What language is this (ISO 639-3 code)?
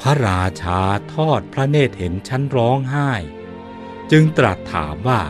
tha